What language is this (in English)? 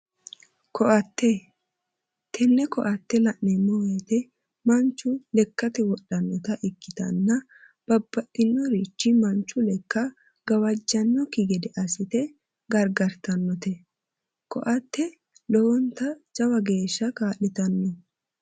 Sidamo